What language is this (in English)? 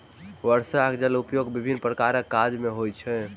Maithili